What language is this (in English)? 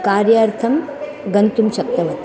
Sanskrit